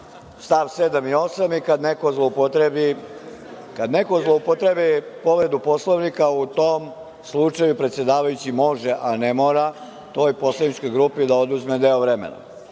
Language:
Serbian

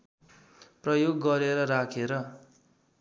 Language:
Nepali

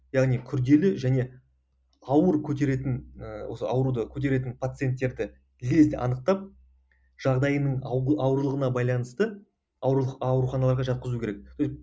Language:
Kazakh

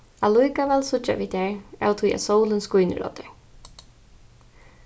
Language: Faroese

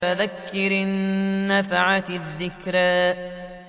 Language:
Arabic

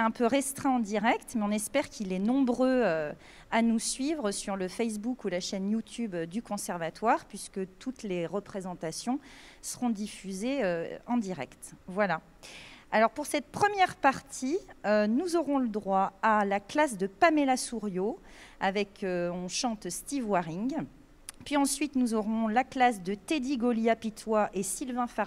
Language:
French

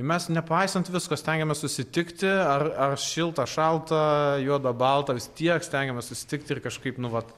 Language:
Lithuanian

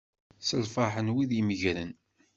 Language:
Kabyle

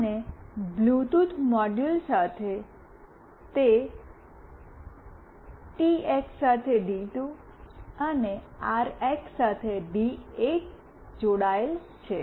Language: Gujarati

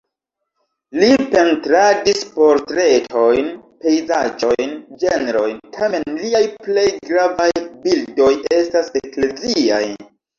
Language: Esperanto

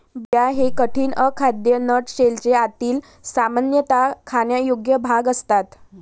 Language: Marathi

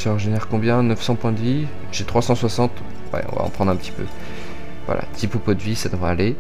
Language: French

